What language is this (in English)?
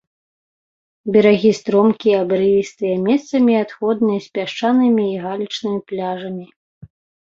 Belarusian